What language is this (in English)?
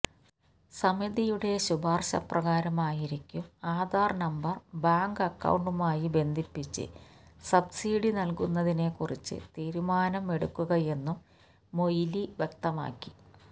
Malayalam